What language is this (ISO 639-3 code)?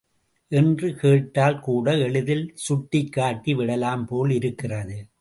tam